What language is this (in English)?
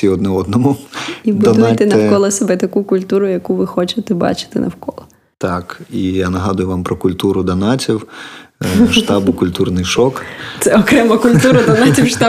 Ukrainian